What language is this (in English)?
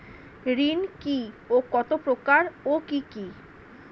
Bangla